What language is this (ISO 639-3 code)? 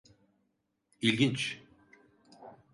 tur